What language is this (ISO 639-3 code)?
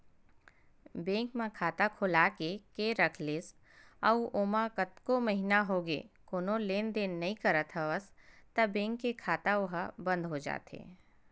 hne